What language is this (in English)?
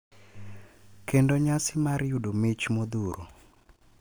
Luo (Kenya and Tanzania)